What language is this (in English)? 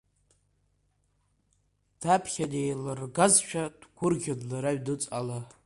Abkhazian